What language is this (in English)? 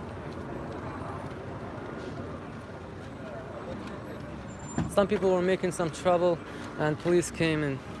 Arabic